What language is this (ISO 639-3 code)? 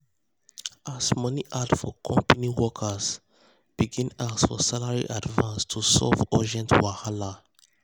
pcm